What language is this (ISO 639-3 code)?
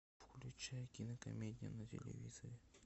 rus